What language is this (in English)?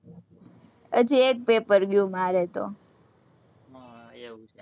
Gujarati